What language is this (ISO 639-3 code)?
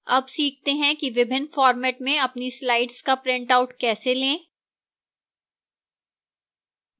hin